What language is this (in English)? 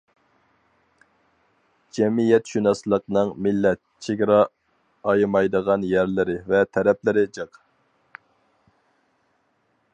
Uyghur